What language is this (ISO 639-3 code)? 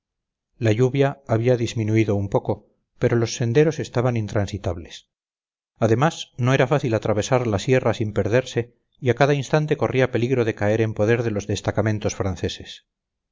spa